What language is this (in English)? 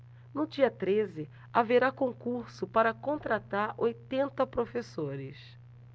Portuguese